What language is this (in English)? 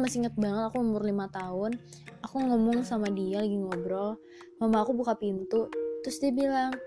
Indonesian